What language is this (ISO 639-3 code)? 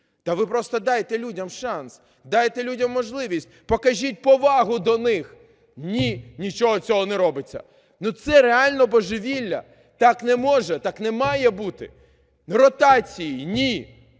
ukr